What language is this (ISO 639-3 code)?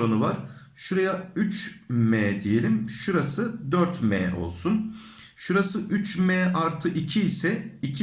tur